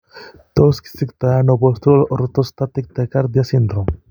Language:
Kalenjin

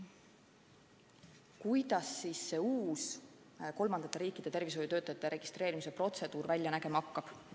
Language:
Estonian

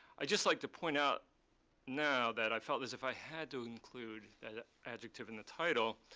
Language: English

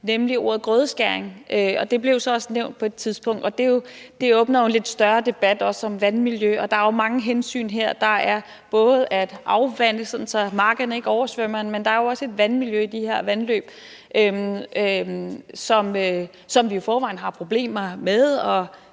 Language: Danish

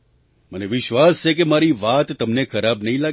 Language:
Gujarati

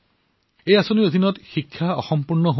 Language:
Assamese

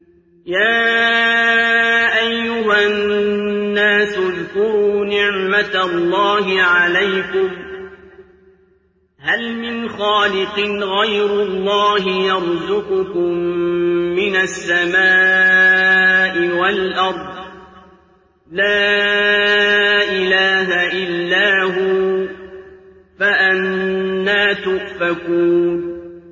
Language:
Arabic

